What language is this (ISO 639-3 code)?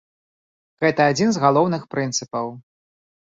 bel